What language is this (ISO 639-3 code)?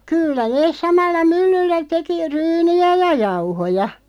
fin